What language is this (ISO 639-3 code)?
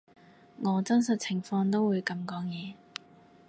yue